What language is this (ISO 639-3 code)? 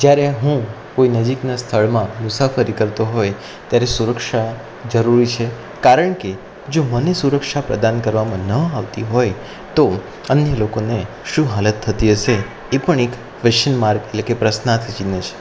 guj